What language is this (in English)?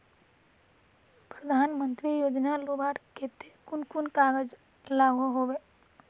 Magahi